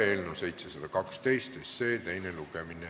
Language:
Estonian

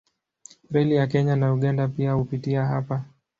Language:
Swahili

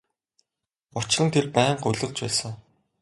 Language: Mongolian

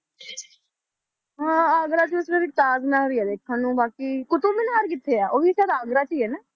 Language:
Punjabi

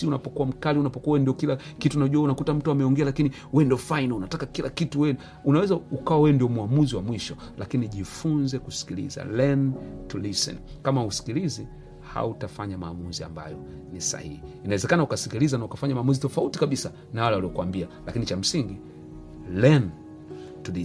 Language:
Swahili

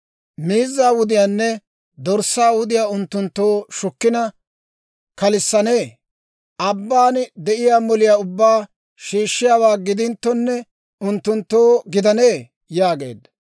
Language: Dawro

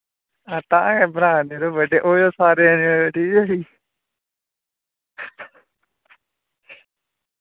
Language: Dogri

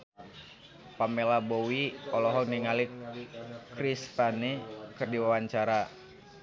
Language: Sundanese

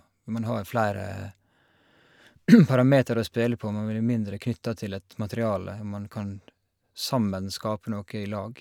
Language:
Norwegian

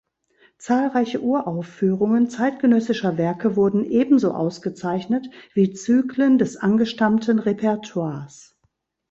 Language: German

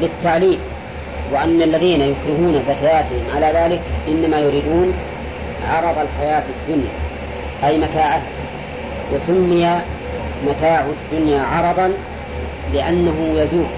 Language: Arabic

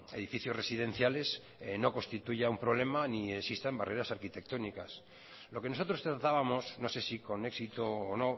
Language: Spanish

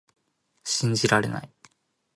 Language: Japanese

